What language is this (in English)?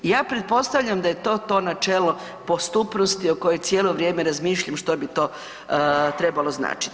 Croatian